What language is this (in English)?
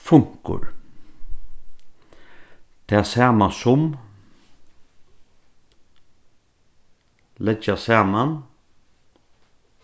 Faroese